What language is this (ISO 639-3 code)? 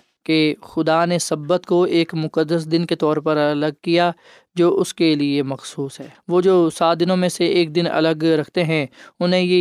urd